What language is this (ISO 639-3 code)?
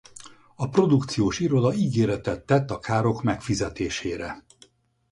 hun